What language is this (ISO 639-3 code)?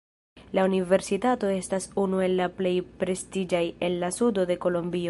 epo